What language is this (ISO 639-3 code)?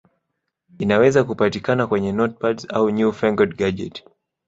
swa